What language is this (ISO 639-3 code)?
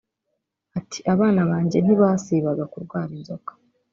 kin